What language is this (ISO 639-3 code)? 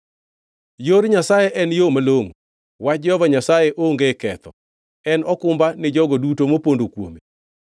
luo